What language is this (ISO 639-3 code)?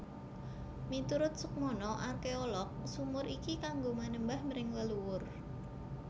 jav